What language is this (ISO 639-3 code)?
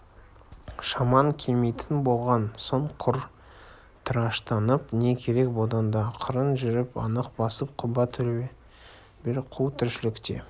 kaz